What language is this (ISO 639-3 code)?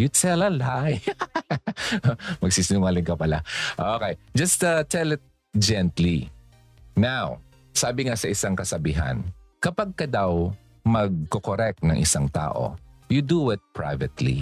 fil